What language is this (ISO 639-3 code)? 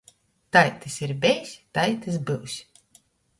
ltg